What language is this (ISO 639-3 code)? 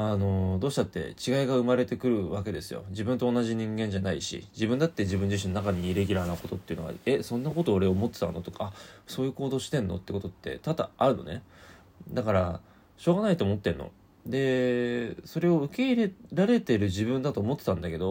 jpn